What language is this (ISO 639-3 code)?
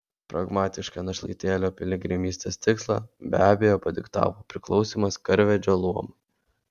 lit